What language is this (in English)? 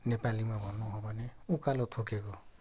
Nepali